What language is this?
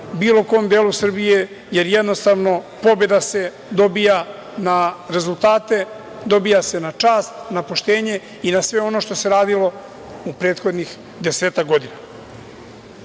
Serbian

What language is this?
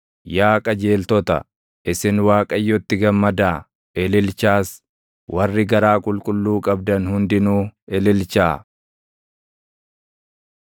Oromo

